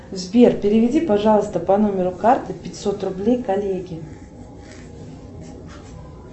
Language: Russian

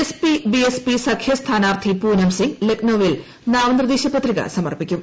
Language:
Malayalam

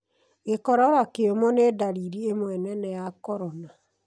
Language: Kikuyu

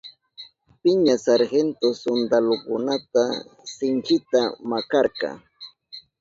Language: Southern Pastaza Quechua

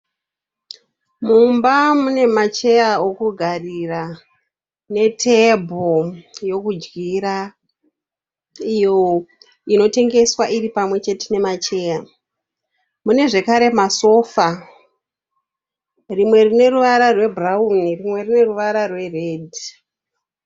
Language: Shona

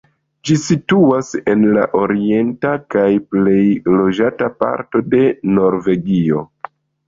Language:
Esperanto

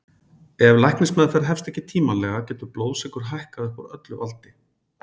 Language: Icelandic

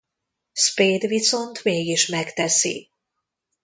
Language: Hungarian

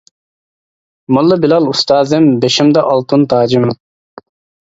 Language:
Uyghur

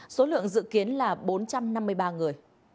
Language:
Vietnamese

